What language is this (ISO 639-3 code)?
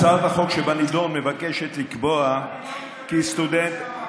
heb